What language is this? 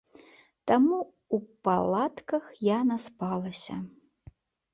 Belarusian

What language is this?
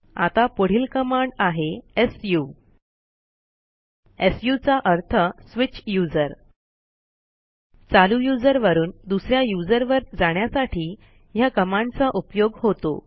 Marathi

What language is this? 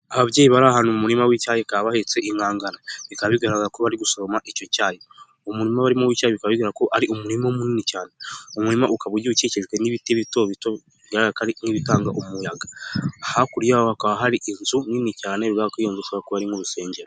Kinyarwanda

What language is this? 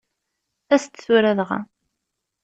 Kabyle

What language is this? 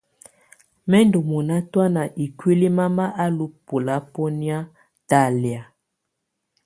Tunen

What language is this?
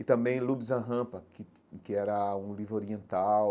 Portuguese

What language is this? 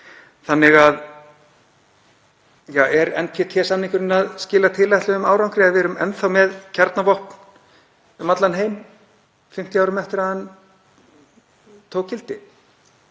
Icelandic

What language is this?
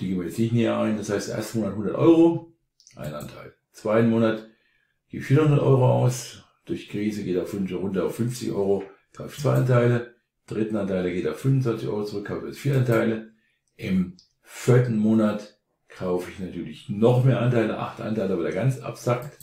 German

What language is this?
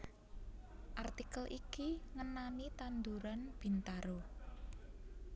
Javanese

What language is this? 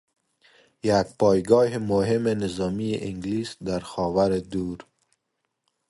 Persian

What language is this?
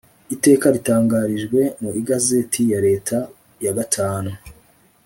Kinyarwanda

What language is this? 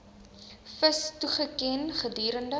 Afrikaans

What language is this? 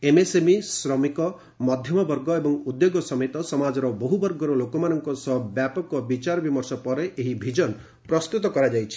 Odia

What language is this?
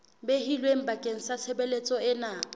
Southern Sotho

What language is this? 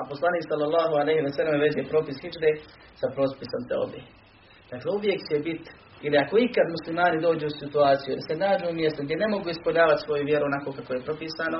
Croatian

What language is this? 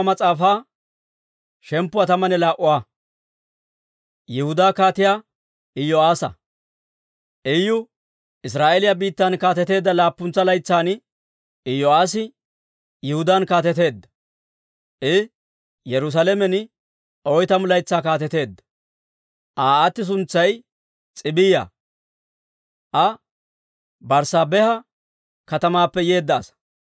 Dawro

